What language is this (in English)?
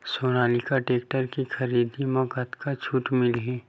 Chhattisgarhi